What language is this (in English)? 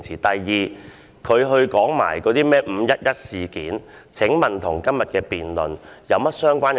Cantonese